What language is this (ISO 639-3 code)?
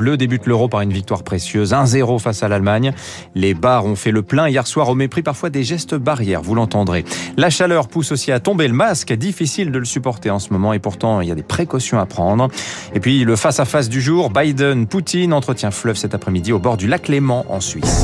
fra